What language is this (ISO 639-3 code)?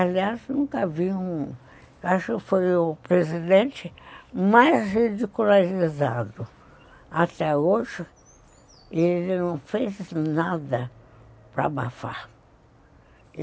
por